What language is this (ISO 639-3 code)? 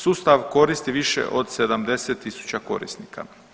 hrv